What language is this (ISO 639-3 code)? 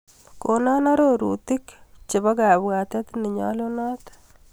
kln